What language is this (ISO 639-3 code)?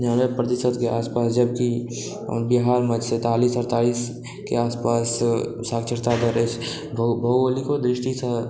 mai